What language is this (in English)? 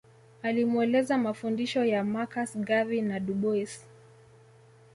Swahili